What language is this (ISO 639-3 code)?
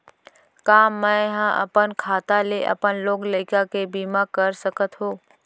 hne